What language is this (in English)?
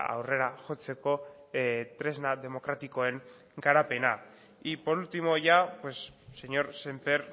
Basque